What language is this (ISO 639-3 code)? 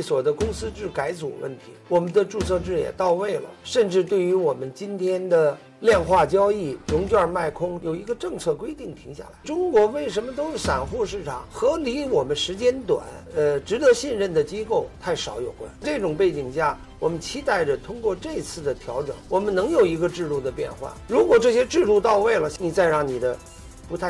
zho